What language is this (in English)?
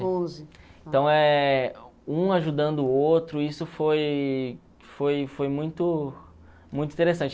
Portuguese